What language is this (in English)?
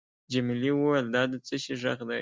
Pashto